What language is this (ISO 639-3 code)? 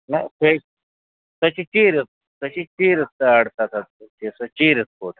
kas